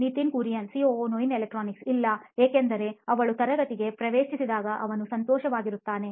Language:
Kannada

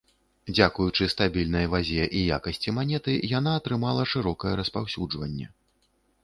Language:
Belarusian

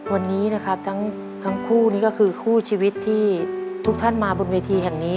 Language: Thai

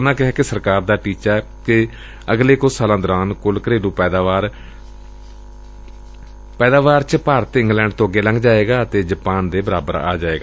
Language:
Punjabi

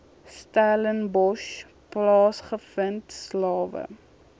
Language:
Afrikaans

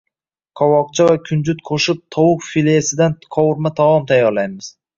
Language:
Uzbek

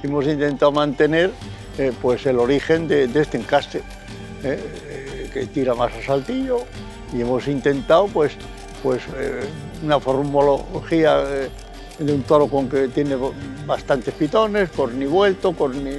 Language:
Spanish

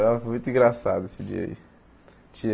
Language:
Portuguese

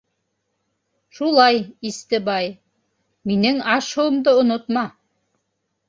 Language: Bashkir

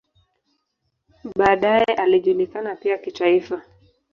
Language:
Swahili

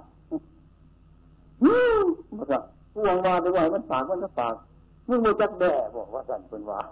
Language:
Thai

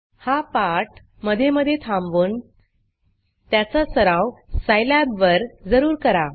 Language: Marathi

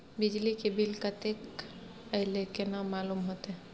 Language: Maithili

